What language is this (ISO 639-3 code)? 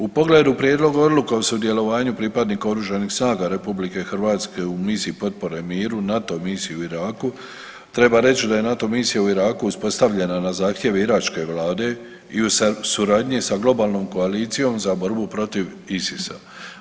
hrv